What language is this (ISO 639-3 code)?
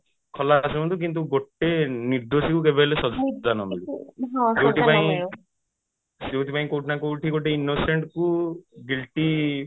ori